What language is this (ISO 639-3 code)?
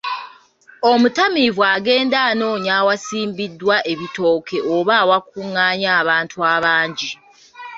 lug